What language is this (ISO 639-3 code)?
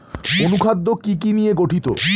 ben